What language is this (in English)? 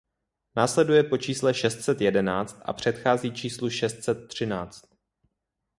Czech